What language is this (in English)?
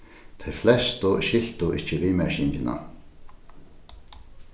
Faroese